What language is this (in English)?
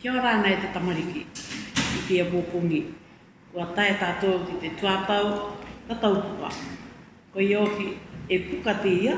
Māori